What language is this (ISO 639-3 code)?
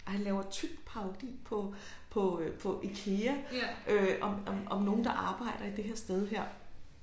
dan